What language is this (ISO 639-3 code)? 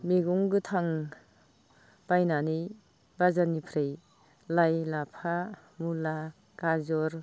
brx